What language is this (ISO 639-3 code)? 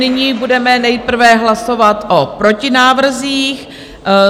ces